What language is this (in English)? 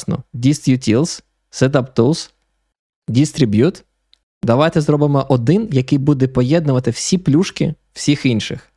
Ukrainian